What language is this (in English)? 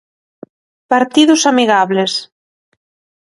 Galician